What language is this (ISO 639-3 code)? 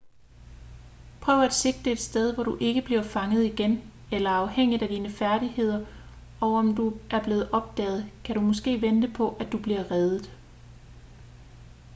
dan